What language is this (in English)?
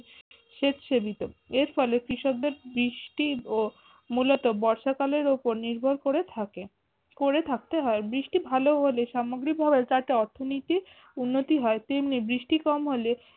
Bangla